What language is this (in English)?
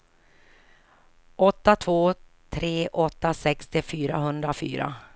Swedish